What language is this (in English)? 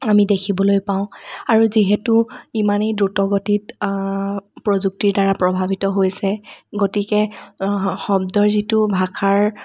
Assamese